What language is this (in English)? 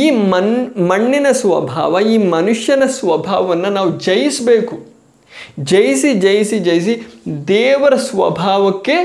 Kannada